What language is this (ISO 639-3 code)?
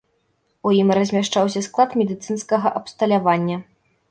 bel